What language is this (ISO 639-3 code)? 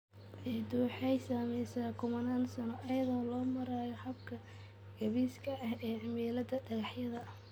som